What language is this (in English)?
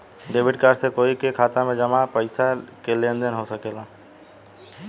Bhojpuri